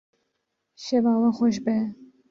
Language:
Kurdish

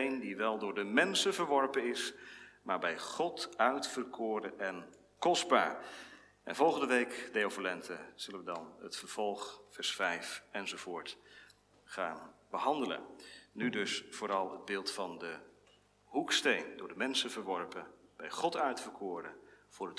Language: Dutch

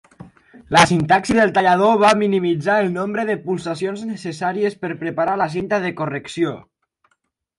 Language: Catalan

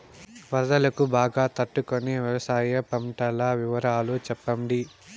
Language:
Telugu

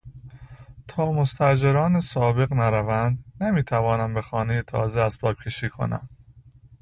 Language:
Persian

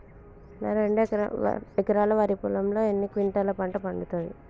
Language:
Telugu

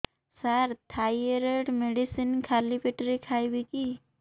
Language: Odia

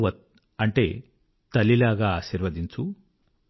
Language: Telugu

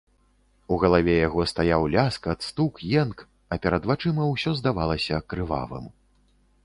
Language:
Belarusian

